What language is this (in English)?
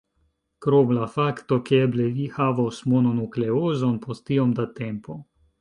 Esperanto